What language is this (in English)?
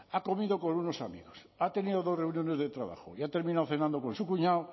Spanish